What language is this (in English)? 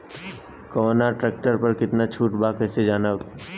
Bhojpuri